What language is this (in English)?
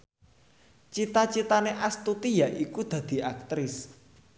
Javanese